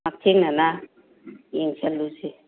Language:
Manipuri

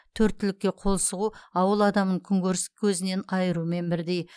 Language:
Kazakh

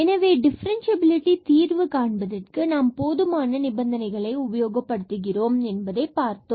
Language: Tamil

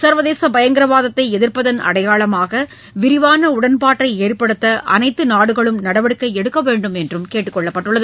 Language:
Tamil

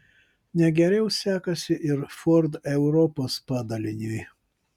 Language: Lithuanian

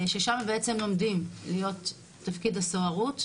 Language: Hebrew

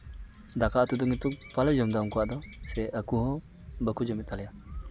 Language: Santali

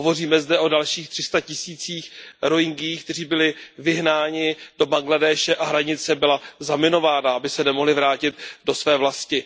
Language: Czech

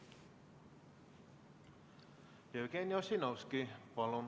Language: Estonian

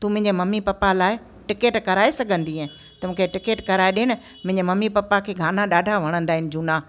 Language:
Sindhi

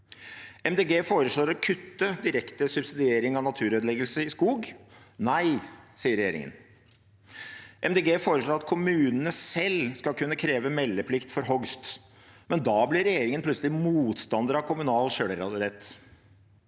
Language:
Norwegian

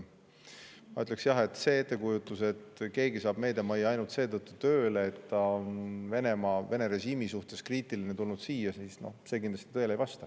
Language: Estonian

